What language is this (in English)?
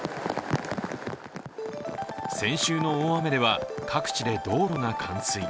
Japanese